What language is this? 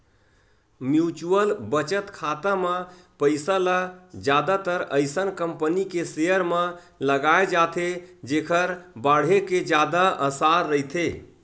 Chhattisgarhi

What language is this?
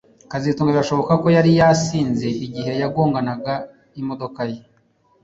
Kinyarwanda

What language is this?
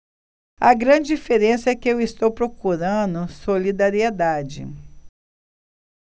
Portuguese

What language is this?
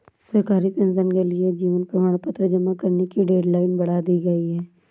Hindi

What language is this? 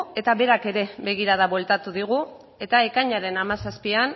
Basque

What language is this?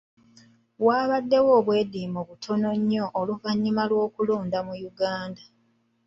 Ganda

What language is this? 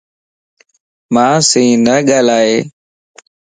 Lasi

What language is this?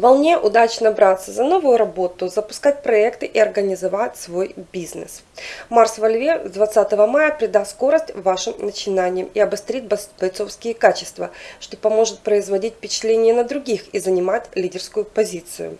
Russian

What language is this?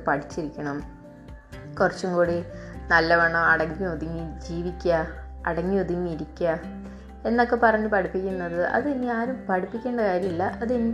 Malayalam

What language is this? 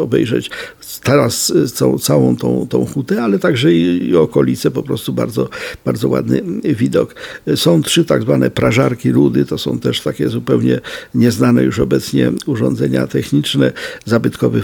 Polish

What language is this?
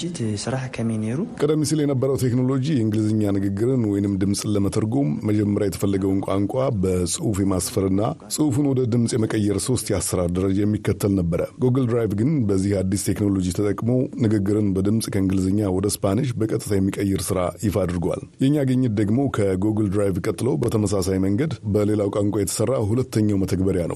Amharic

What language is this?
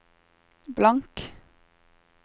Norwegian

